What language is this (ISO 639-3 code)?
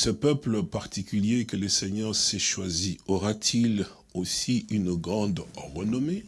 fra